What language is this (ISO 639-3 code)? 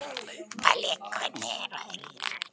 isl